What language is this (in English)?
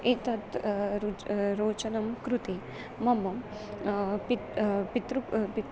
Sanskrit